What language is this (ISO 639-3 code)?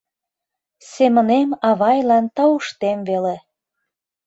chm